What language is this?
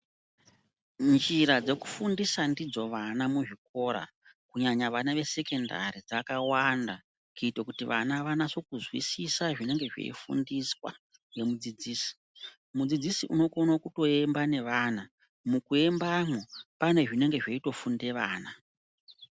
Ndau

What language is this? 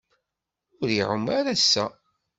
Kabyle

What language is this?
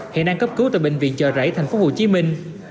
Vietnamese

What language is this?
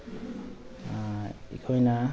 Manipuri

